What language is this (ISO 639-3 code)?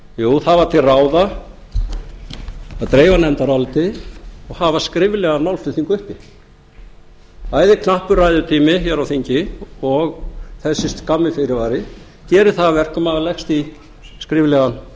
isl